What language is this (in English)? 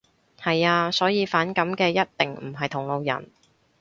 Cantonese